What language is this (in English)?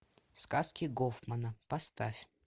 Russian